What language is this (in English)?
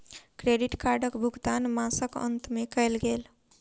Maithili